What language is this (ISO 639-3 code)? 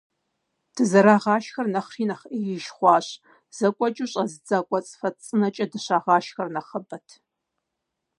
kbd